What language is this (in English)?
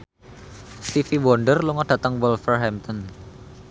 Javanese